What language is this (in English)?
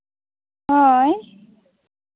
Santali